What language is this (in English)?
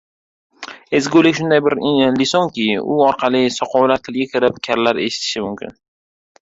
Uzbek